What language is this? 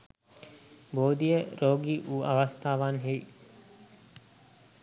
Sinhala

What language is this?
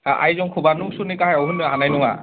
Bodo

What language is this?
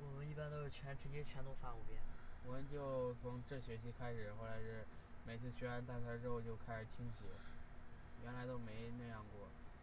Chinese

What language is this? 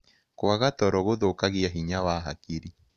Kikuyu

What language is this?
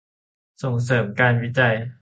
Thai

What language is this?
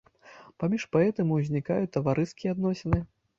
Belarusian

